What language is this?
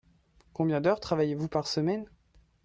French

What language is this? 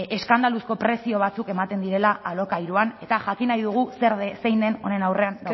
Basque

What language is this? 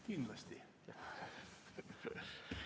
Estonian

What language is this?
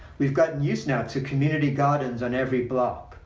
English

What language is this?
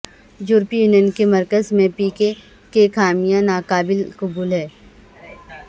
Urdu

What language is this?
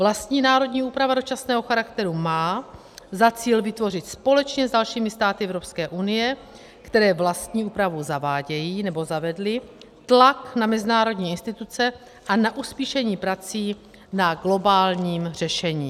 Czech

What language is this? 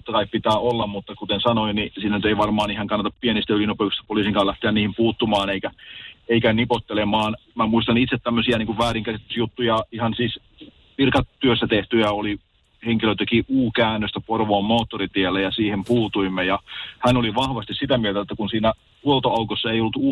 Finnish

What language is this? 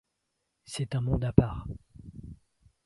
French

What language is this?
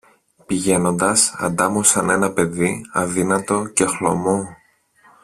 Greek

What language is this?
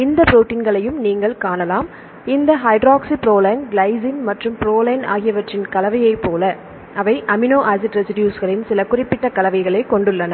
Tamil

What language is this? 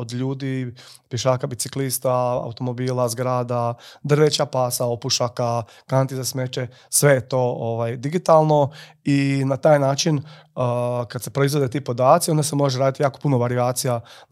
Croatian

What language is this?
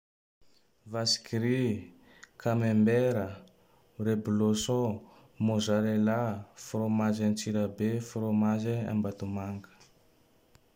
Tandroy-Mahafaly Malagasy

